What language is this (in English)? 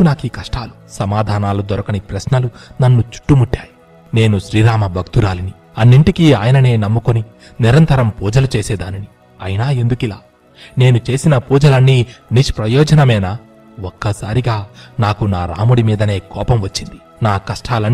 Telugu